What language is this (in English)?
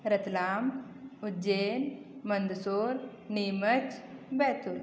Hindi